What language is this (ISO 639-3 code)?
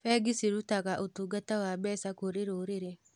kik